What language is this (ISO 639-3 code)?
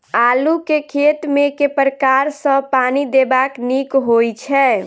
mai